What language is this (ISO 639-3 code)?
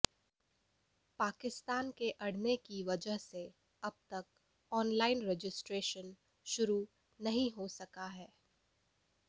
hin